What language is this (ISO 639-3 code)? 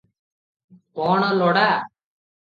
ori